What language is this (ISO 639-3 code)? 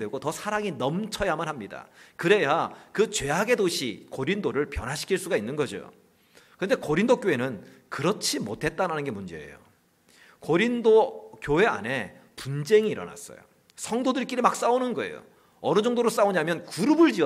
kor